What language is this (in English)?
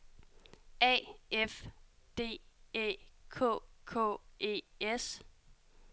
Danish